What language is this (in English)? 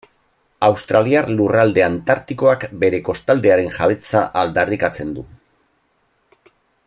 Basque